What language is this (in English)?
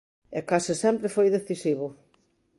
Galician